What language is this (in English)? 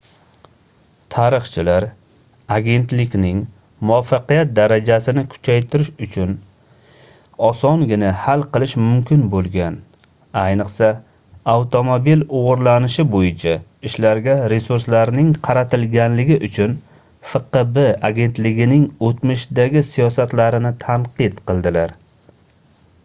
Uzbek